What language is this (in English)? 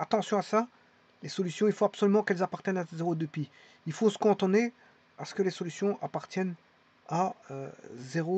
French